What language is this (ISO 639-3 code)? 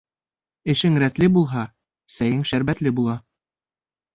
bak